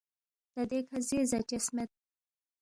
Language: Balti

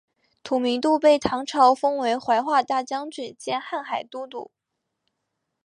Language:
Chinese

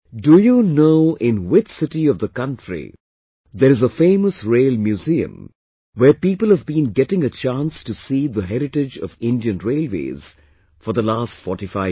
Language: English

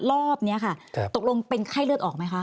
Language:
Thai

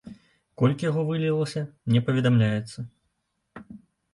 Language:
Belarusian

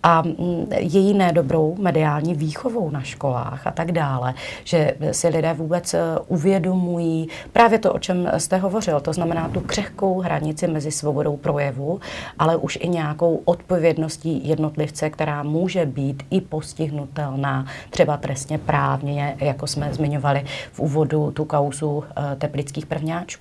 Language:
Czech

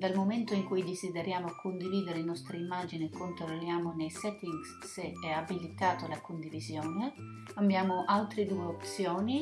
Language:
Italian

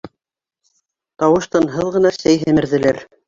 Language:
Bashkir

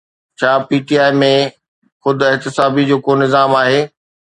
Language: Sindhi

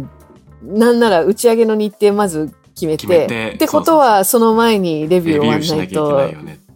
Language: Japanese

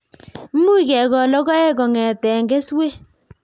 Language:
Kalenjin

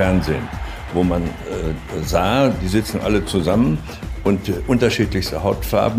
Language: German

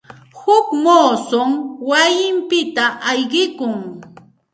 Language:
Santa Ana de Tusi Pasco Quechua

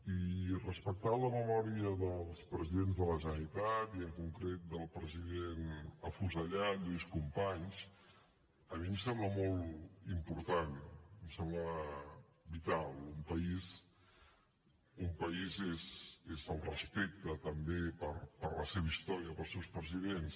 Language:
Catalan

